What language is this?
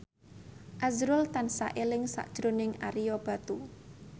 Javanese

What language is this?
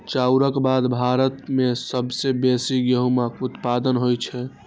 Maithili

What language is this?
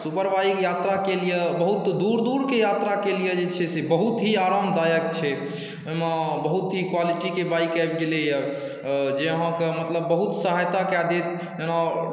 Maithili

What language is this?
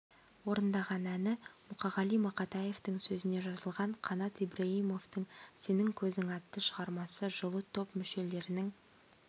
Kazakh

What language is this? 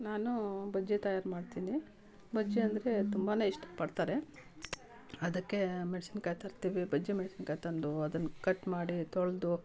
Kannada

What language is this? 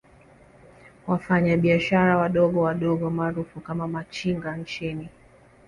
Swahili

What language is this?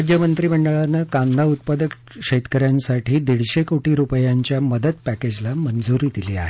Marathi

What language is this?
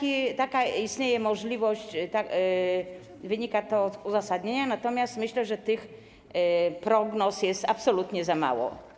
Polish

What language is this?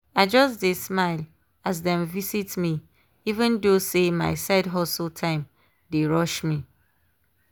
Nigerian Pidgin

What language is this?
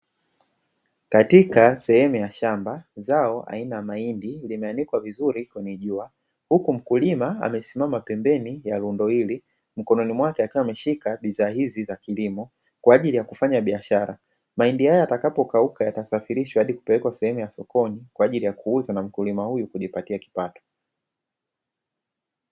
Swahili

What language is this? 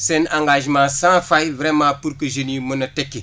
Wolof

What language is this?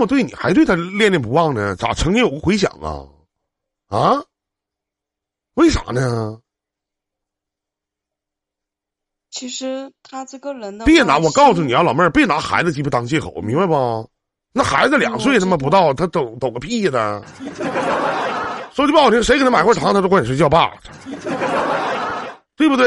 Chinese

